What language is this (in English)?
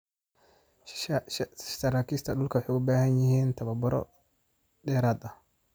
Somali